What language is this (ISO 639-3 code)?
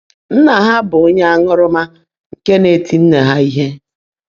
ibo